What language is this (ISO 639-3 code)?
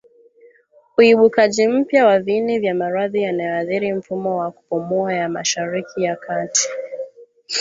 swa